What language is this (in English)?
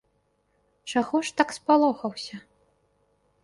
Belarusian